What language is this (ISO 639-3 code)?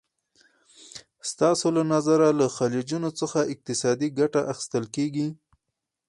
pus